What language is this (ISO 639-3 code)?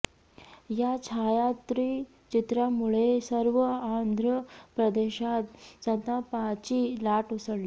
mar